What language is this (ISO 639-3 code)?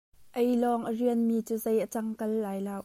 cnh